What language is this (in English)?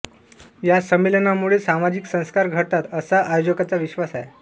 Marathi